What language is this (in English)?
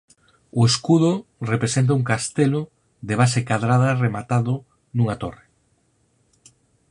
Galician